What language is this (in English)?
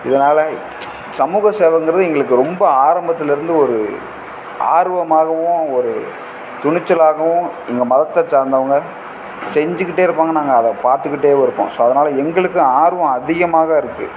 Tamil